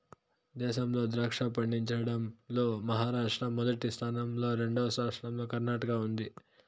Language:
Telugu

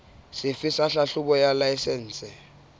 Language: Southern Sotho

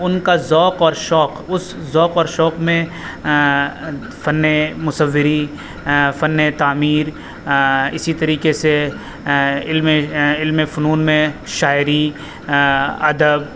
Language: Urdu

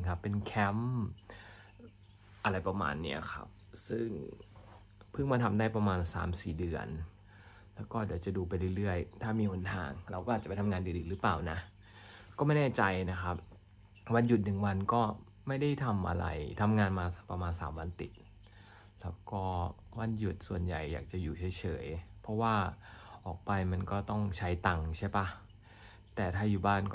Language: Thai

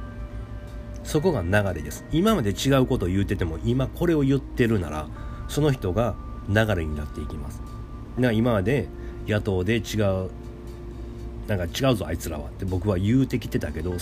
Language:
Japanese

